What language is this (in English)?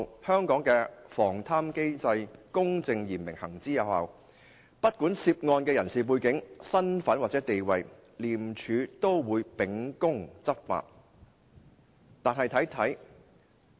Cantonese